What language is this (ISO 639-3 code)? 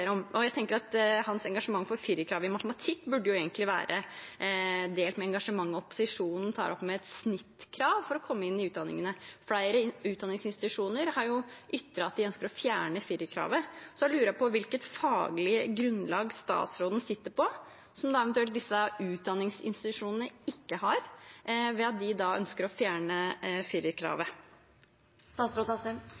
nob